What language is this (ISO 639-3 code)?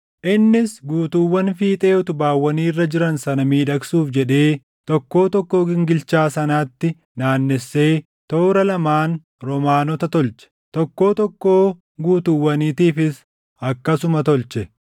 orm